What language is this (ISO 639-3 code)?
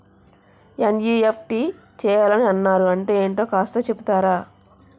tel